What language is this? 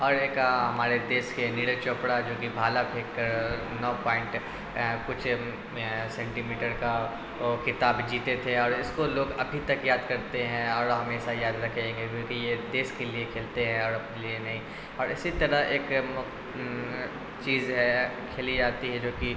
Urdu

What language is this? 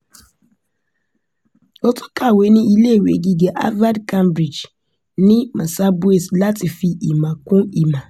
Yoruba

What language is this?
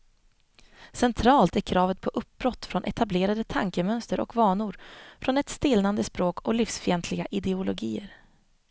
Swedish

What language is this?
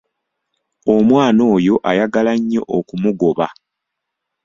Ganda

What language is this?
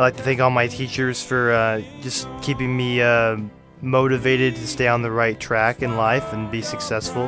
English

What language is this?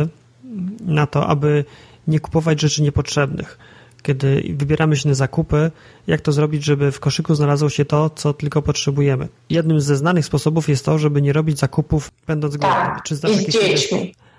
Polish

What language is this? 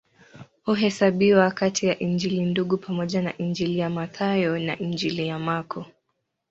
Swahili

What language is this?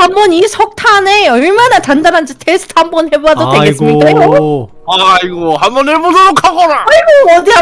Korean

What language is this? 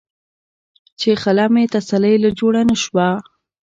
Pashto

